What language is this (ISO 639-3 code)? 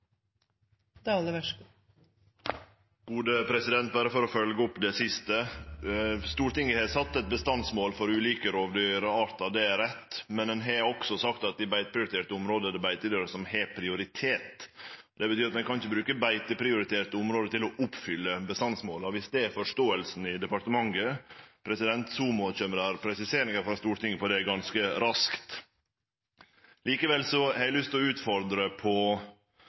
nno